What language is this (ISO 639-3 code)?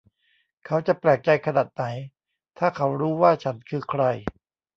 tha